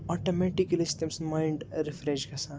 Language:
Kashmiri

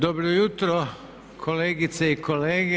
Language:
Croatian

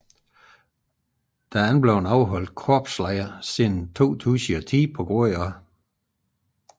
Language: Danish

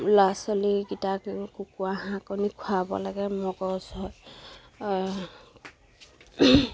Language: Assamese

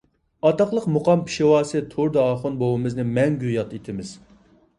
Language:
Uyghur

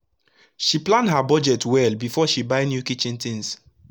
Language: Nigerian Pidgin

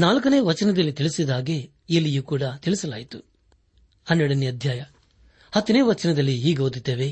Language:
Kannada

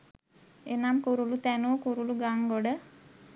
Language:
Sinhala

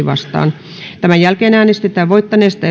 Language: Finnish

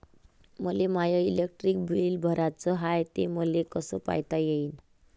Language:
Marathi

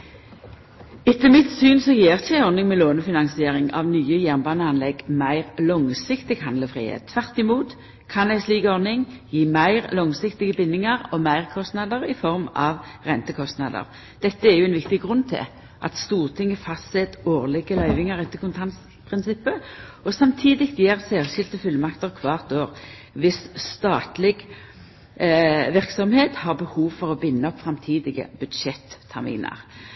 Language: Norwegian Nynorsk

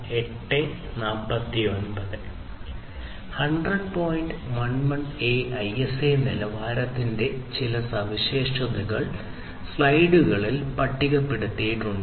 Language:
Malayalam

